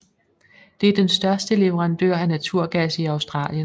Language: Danish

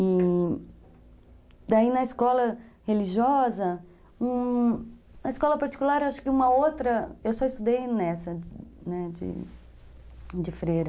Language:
Portuguese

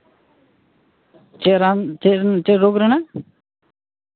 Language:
Santali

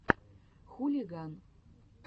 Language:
Russian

